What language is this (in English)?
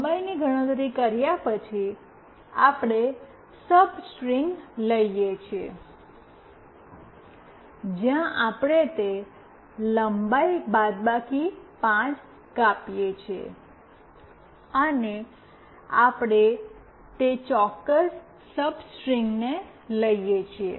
Gujarati